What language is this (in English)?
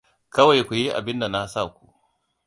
Hausa